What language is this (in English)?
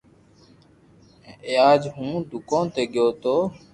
Loarki